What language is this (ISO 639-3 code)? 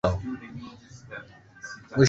swa